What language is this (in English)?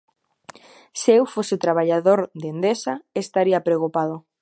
Galician